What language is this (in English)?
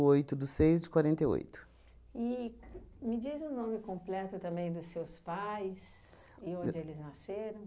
Portuguese